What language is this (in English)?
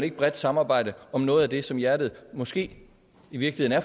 Danish